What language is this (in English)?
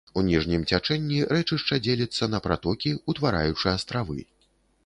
Belarusian